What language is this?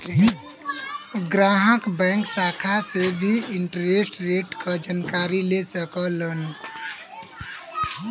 Bhojpuri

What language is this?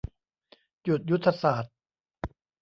Thai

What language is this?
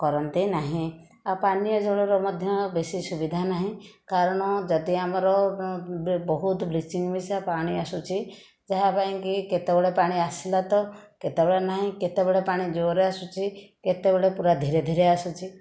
Odia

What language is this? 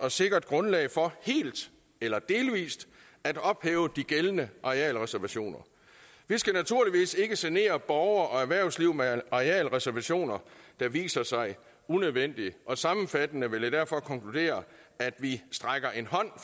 Danish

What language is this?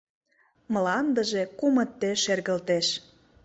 Mari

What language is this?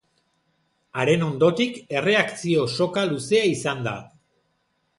Basque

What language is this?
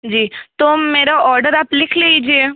Hindi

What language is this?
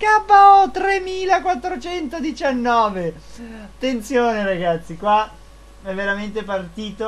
Italian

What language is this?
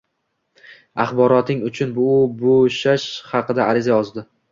Uzbek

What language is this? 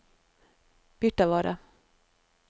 Norwegian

